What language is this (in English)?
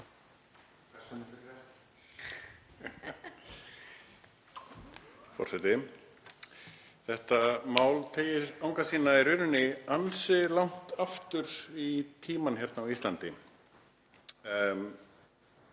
Icelandic